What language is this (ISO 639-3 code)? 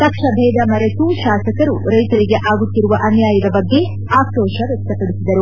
kan